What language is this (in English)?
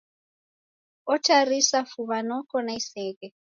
Taita